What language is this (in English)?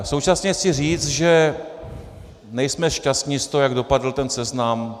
Czech